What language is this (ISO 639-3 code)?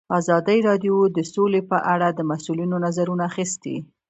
pus